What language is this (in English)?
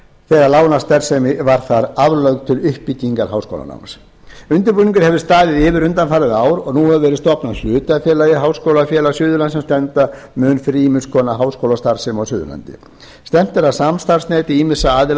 Icelandic